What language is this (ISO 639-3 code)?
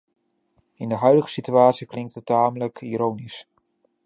nld